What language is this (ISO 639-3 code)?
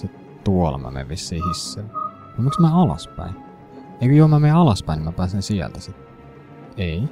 fin